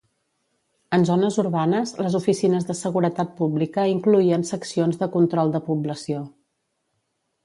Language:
Catalan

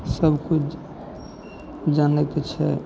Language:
Maithili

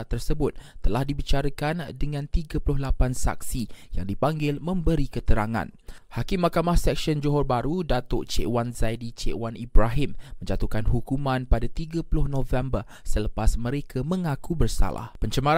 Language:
Malay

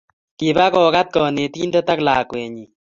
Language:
Kalenjin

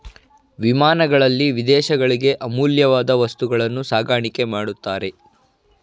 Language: Kannada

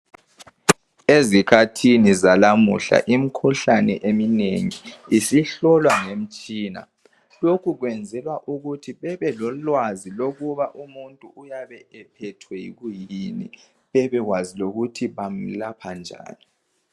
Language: North Ndebele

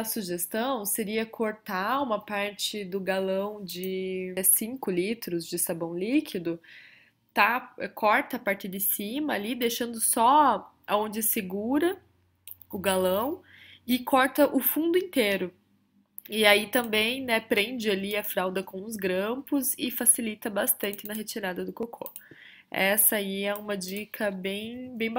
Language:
Portuguese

